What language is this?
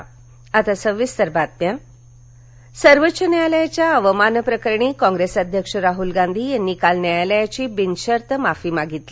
Marathi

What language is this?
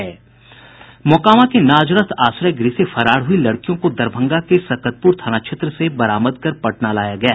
Hindi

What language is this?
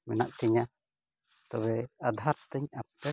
Santali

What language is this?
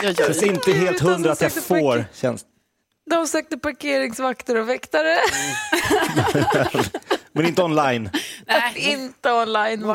Swedish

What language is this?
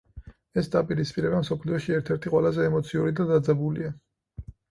Georgian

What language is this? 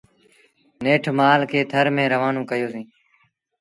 Sindhi Bhil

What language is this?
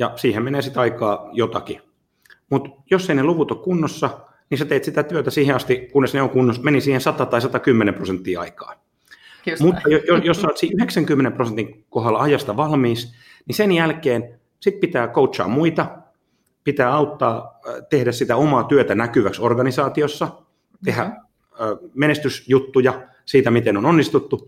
Finnish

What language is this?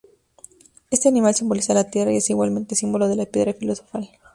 Spanish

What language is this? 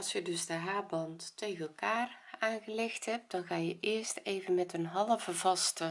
Dutch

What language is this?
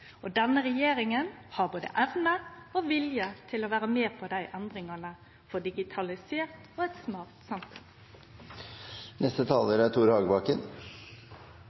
Norwegian Nynorsk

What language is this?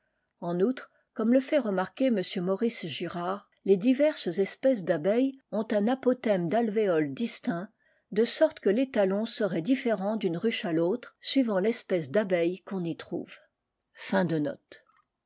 French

